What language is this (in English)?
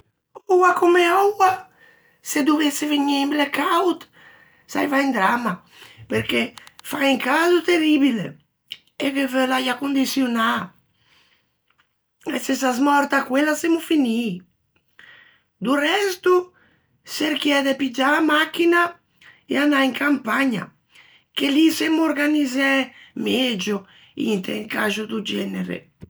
Ligurian